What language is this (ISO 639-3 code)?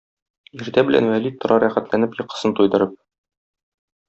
tat